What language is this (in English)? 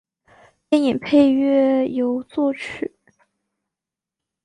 Chinese